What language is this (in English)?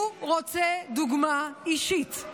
Hebrew